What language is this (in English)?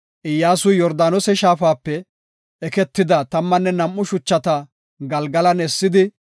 Gofa